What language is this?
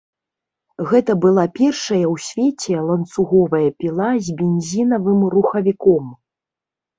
Belarusian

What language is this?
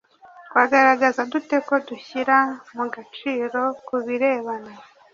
Kinyarwanda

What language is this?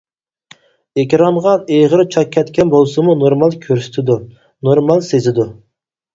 Uyghur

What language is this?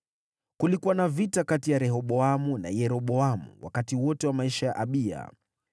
Swahili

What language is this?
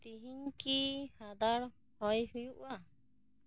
Santali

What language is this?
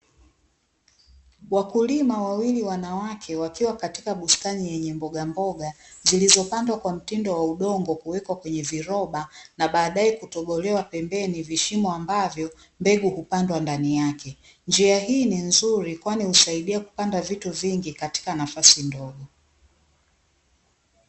Swahili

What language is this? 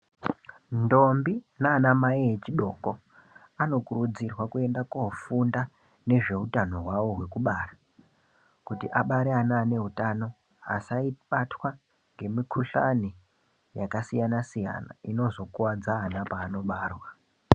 Ndau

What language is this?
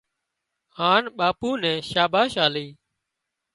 Wadiyara Koli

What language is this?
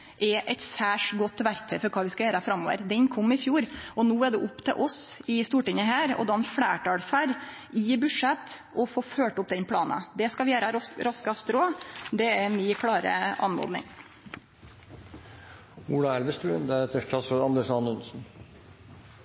Norwegian Nynorsk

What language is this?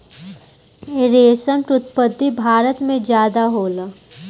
Bhojpuri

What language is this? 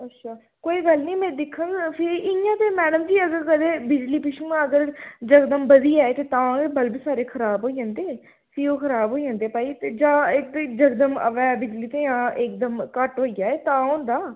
Dogri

